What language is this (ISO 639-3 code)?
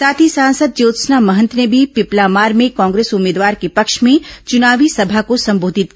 hin